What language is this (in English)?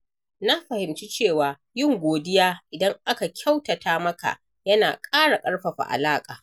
Hausa